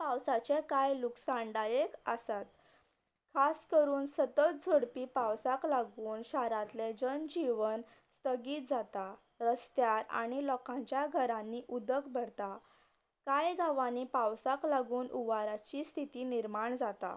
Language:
Konkani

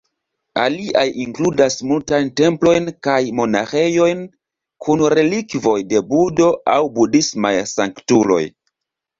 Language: Esperanto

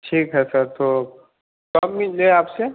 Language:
Hindi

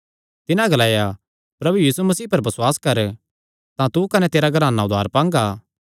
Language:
Kangri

